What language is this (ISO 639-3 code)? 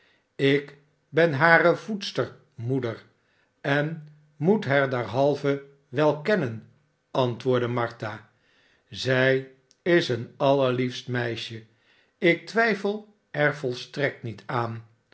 nld